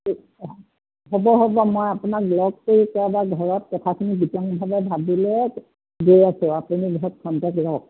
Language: Assamese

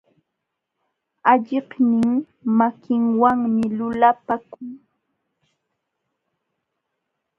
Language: Jauja Wanca Quechua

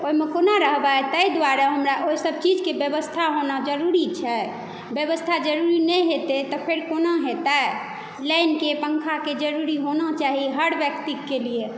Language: Maithili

